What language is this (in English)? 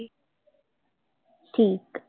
Punjabi